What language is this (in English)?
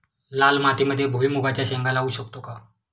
Marathi